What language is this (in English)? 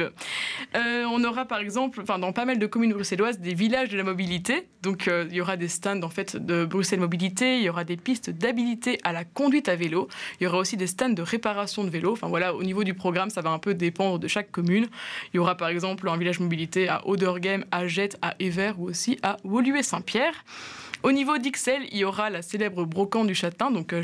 French